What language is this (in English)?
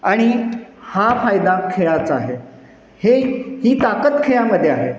Marathi